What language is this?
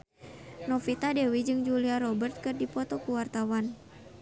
Sundanese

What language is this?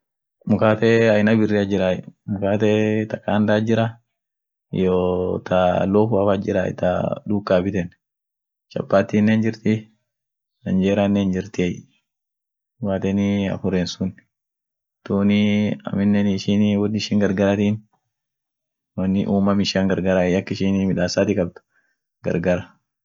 Orma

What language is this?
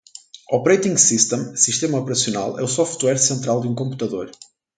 Portuguese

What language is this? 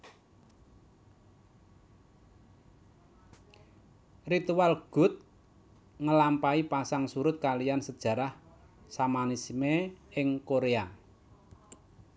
Javanese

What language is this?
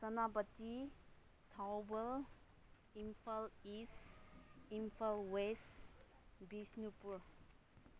Manipuri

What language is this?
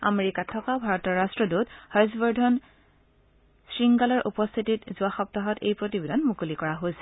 Assamese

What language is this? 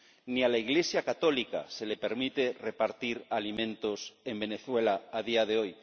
Spanish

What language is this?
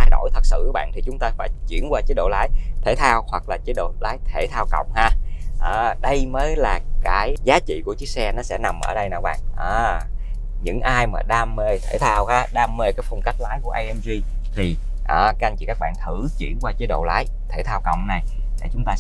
Vietnamese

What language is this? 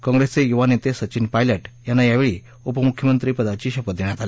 Marathi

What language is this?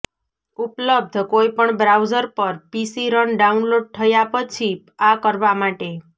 Gujarati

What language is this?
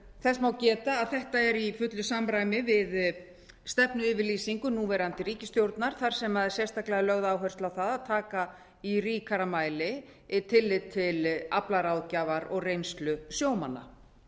Icelandic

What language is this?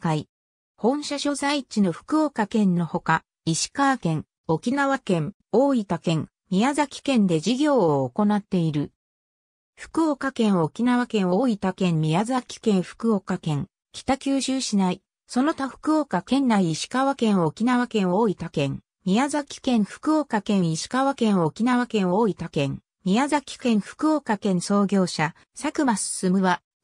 Japanese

